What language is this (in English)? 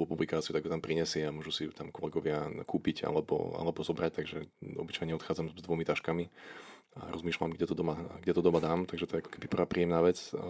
Slovak